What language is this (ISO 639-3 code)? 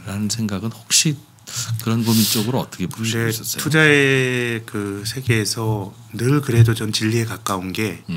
kor